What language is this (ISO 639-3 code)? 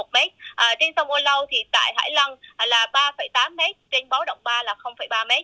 vie